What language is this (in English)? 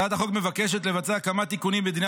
Hebrew